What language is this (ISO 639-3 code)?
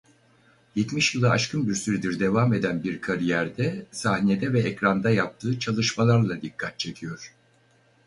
tur